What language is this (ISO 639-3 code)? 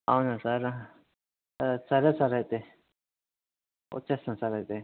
tel